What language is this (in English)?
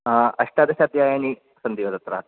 Sanskrit